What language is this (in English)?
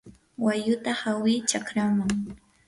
Yanahuanca Pasco Quechua